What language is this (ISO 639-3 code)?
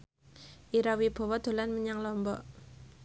jav